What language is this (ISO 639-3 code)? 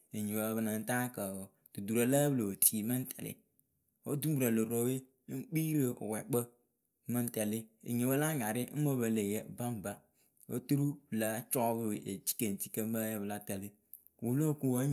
keu